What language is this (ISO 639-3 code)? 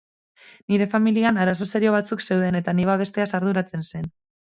eus